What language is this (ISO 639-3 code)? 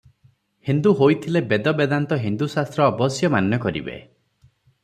ori